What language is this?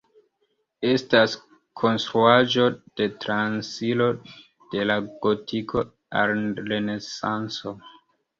Esperanto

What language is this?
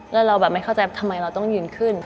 Thai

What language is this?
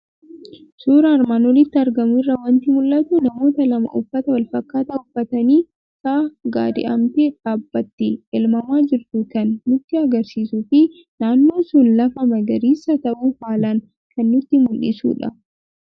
Oromo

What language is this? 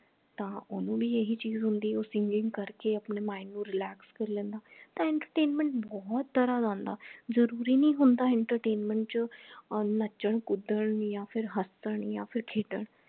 Punjabi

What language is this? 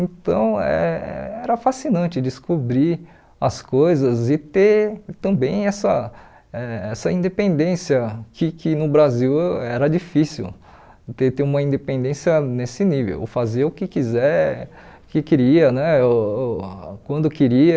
Portuguese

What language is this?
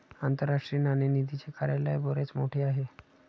Marathi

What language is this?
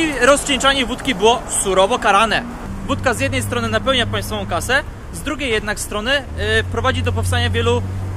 Polish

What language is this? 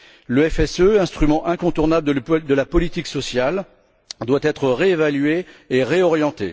French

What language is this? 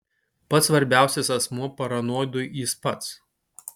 Lithuanian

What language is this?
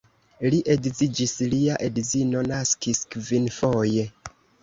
Esperanto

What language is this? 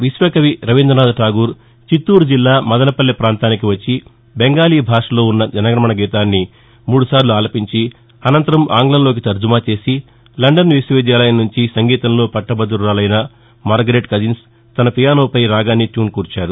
Telugu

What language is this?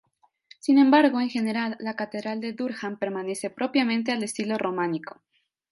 Spanish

